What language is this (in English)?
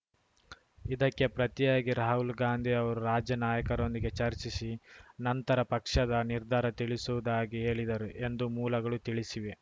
Kannada